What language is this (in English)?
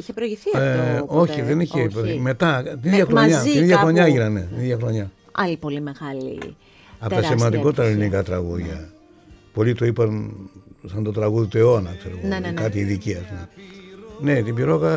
Greek